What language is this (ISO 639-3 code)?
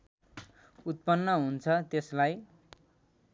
nep